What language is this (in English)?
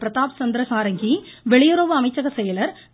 Tamil